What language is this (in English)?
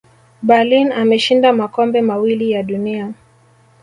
Swahili